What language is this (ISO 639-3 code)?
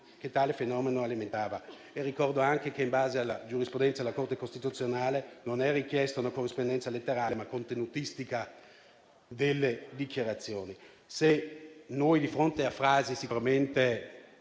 ita